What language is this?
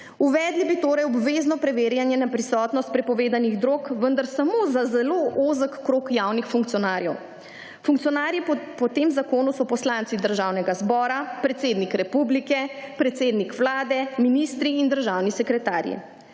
Slovenian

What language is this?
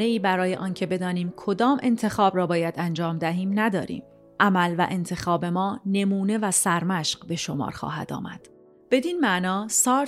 Persian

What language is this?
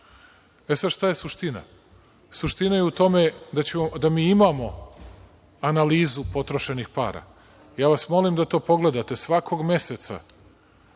Serbian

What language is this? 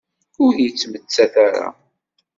Kabyle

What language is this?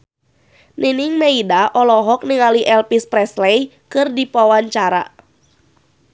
Sundanese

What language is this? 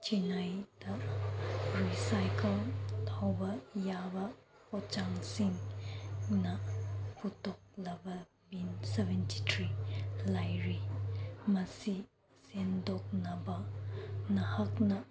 Manipuri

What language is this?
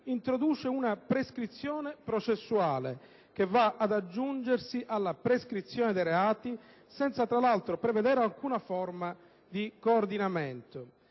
Italian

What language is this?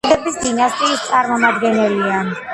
Georgian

